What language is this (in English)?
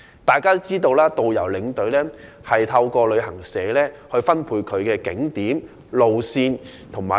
Cantonese